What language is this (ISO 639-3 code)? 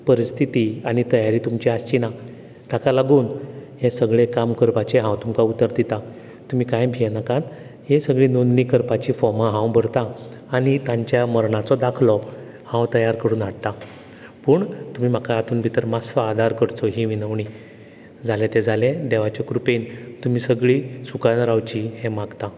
kok